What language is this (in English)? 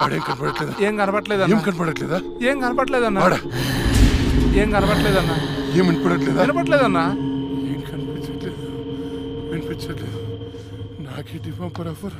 Telugu